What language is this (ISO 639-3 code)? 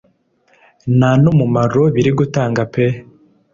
kin